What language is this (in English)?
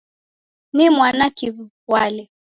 Taita